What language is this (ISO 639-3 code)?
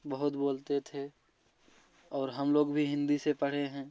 hin